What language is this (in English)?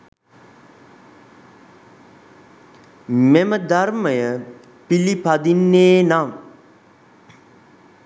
Sinhala